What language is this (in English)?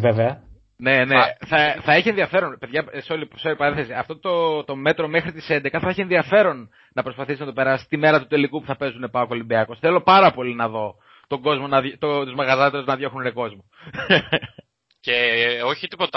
Greek